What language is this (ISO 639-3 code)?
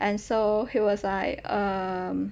eng